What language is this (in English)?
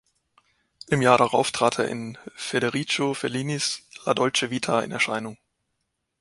German